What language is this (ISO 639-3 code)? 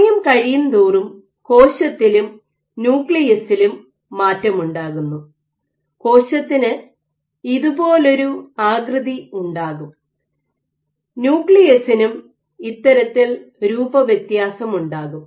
mal